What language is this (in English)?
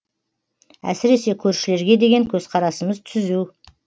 Kazakh